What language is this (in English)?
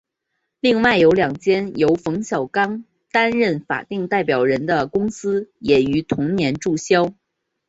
Chinese